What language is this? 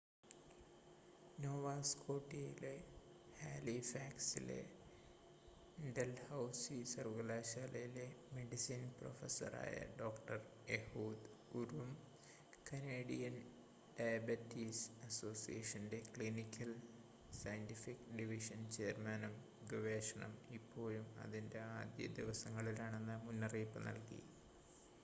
Malayalam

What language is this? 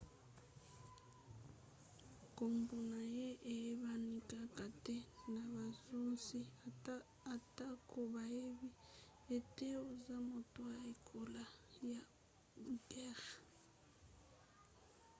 Lingala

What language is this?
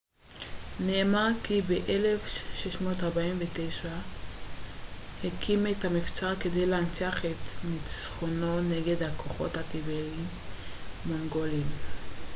Hebrew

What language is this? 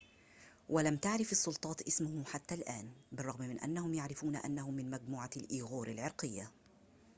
Arabic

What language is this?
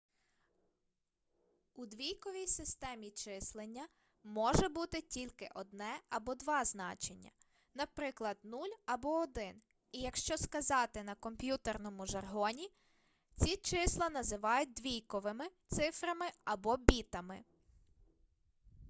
Ukrainian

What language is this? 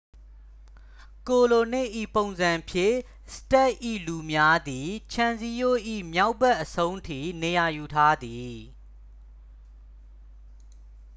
Burmese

